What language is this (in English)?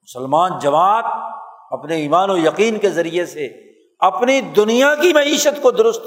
Urdu